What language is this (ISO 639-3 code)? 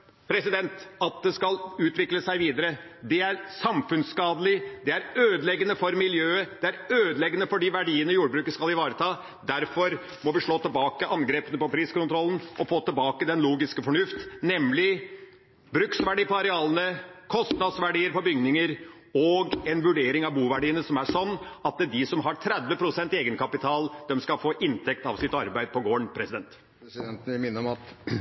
nor